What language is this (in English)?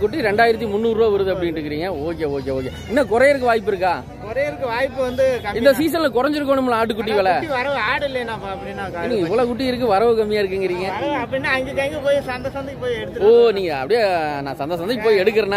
Polish